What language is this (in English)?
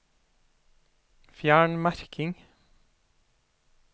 Norwegian